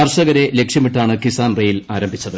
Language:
Malayalam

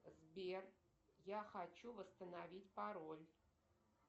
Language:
Russian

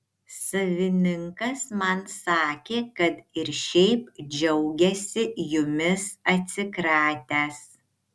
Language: Lithuanian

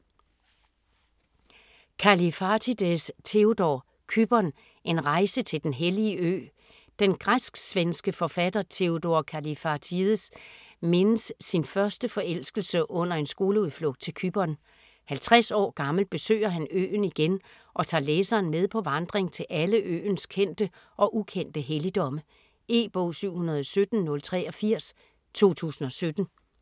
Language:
Danish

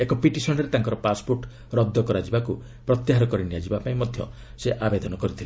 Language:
Odia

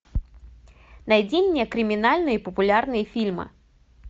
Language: Russian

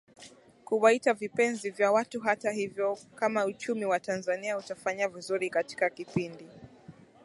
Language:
Swahili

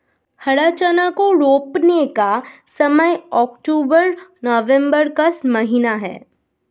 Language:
Hindi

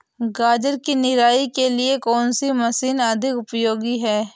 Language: Hindi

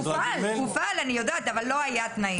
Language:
Hebrew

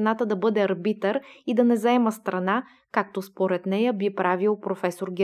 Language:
Bulgarian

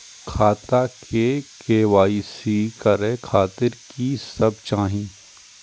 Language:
Maithili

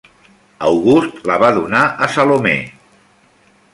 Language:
Catalan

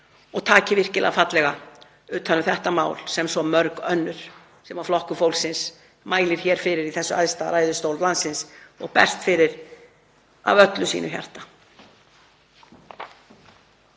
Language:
Icelandic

